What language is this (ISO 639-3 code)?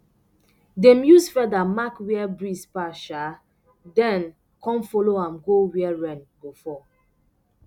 pcm